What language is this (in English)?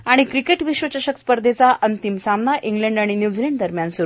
Marathi